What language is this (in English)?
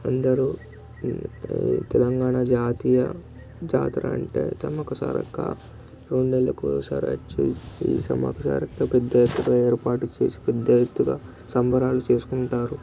Telugu